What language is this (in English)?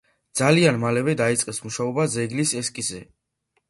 Georgian